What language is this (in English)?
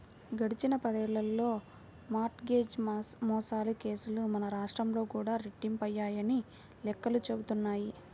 Telugu